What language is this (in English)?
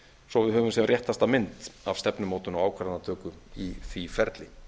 Icelandic